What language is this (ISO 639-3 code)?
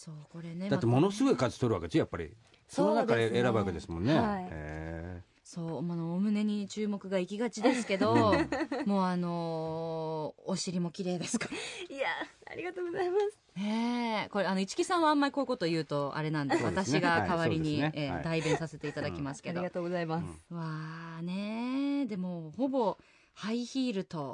jpn